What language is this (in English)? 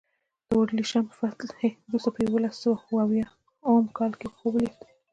Pashto